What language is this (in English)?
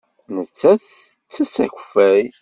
Kabyle